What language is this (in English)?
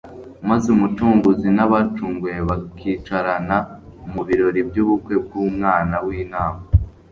Kinyarwanda